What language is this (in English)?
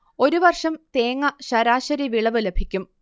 Malayalam